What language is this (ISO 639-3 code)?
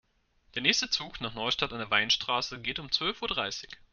deu